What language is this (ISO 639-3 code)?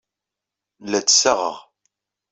kab